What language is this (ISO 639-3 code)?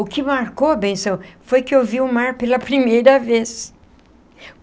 por